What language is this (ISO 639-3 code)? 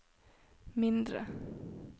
nor